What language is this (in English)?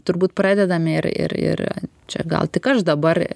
Lithuanian